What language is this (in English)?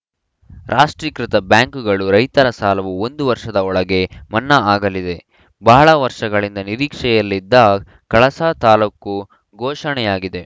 Kannada